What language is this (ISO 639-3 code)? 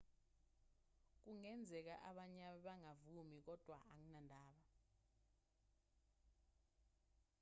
zul